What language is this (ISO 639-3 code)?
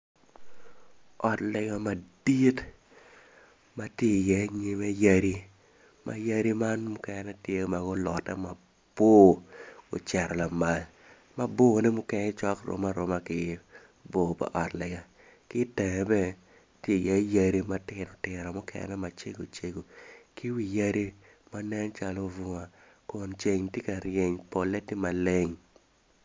ach